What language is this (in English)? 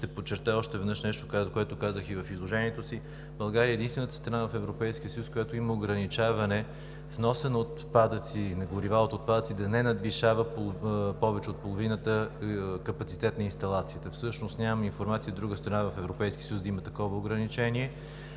Bulgarian